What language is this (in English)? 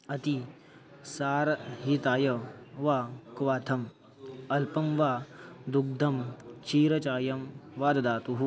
Sanskrit